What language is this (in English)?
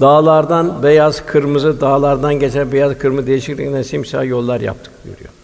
Turkish